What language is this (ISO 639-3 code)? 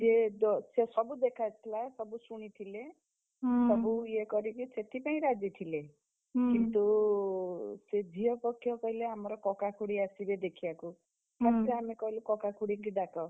ori